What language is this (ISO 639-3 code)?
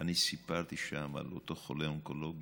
heb